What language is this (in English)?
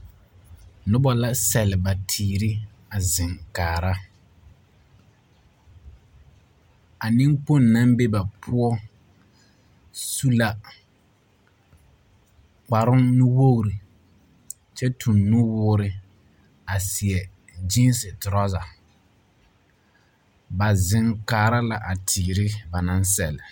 Southern Dagaare